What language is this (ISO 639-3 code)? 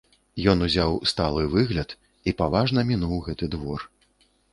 bel